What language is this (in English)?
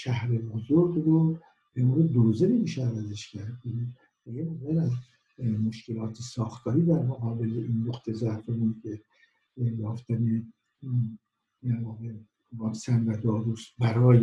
Persian